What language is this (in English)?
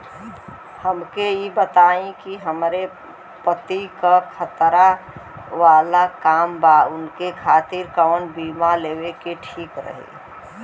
Bhojpuri